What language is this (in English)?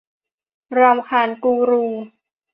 Thai